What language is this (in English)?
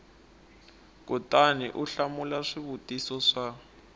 Tsonga